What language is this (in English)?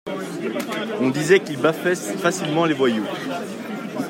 French